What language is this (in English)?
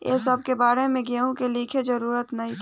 Bhojpuri